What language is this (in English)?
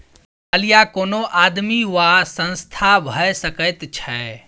Maithili